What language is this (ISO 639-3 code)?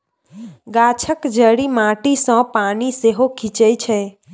mai